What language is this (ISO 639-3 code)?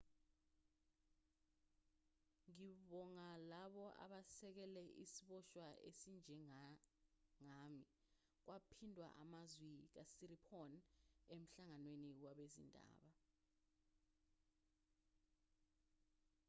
zul